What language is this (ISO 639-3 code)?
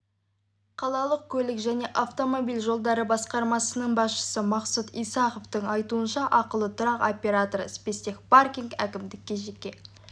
kaz